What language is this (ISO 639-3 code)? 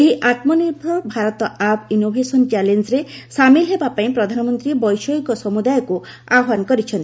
ori